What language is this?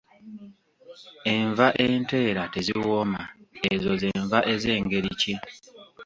Ganda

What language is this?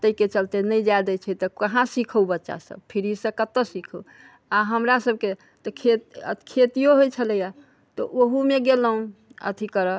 Maithili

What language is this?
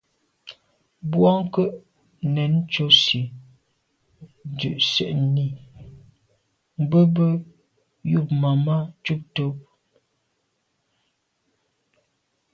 Medumba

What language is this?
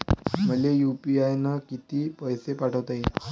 Marathi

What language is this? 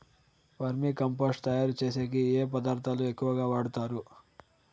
Telugu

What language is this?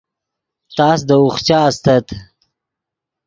Yidgha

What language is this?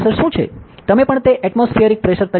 Gujarati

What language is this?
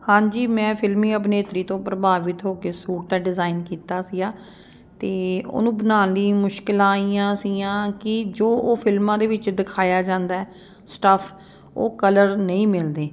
Punjabi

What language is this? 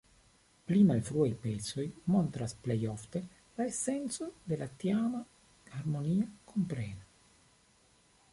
Esperanto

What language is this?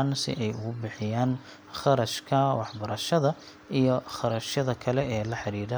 Somali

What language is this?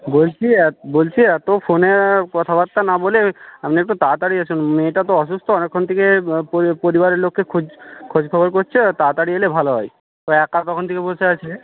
Bangla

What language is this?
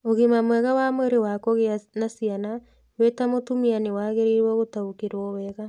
Kikuyu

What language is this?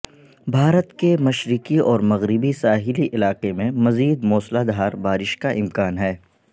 Urdu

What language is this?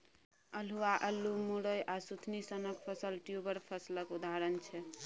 Maithili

